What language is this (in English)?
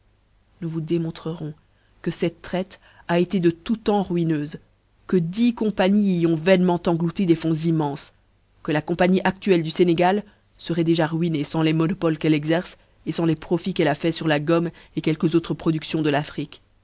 French